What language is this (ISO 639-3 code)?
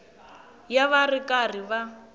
tso